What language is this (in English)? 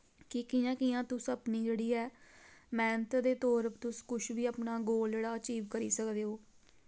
Dogri